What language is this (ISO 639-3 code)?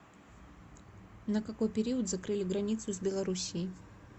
rus